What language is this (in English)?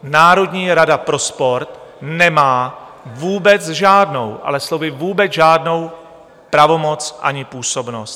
Czech